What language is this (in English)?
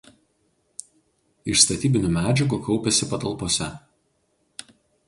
Lithuanian